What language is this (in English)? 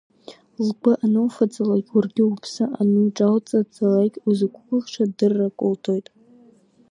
Abkhazian